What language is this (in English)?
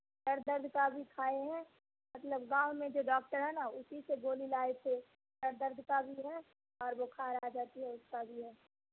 Urdu